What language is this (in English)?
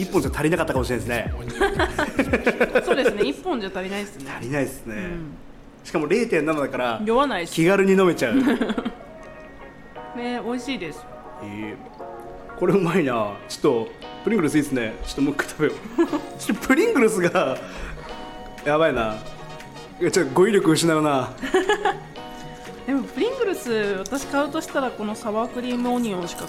Japanese